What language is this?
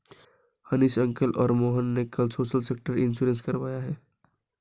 Hindi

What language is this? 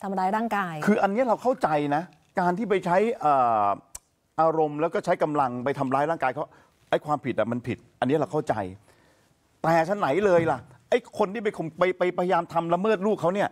Thai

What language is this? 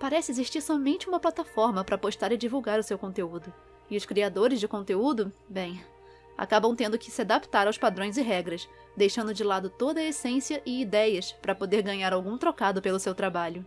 Portuguese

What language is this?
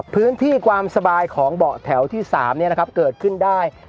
Thai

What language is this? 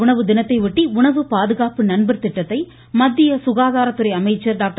Tamil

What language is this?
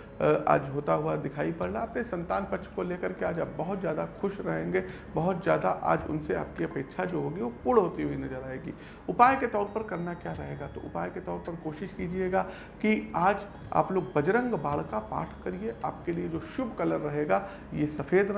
Hindi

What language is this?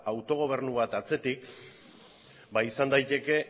Basque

